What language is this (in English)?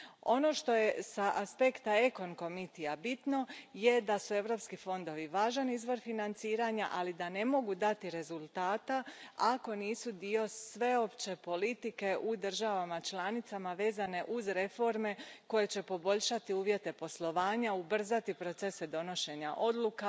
Croatian